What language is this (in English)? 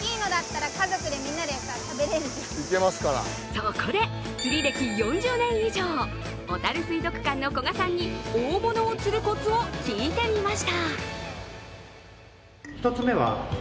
Japanese